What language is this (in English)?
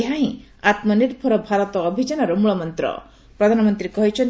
Odia